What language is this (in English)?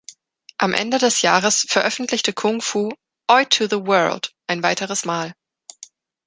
German